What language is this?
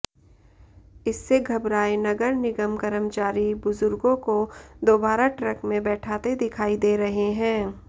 Hindi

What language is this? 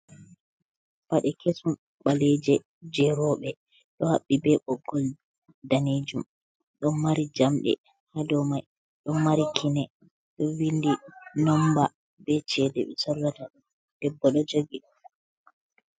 Fula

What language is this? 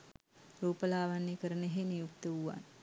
Sinhala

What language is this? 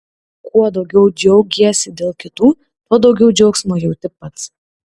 Lithuanian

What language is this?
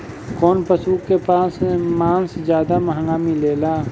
Bhojpuri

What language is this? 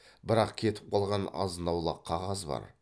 Kazakh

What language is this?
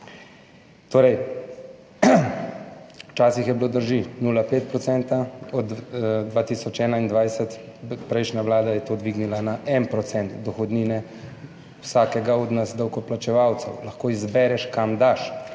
Slovenian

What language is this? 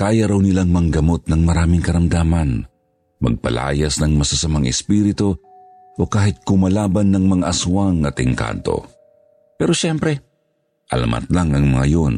Filipino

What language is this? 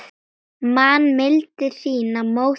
Icelandic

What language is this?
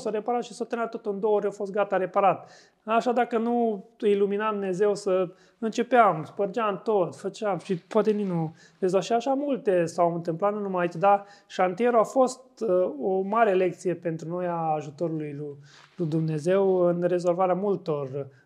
Romanian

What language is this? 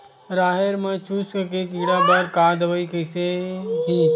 Chhattisgarhi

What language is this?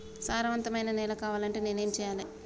Telugu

